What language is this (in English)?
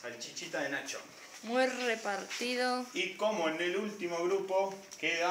Spanish